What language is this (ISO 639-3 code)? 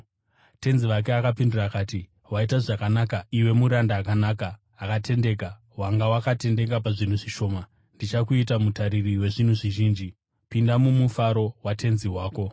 sna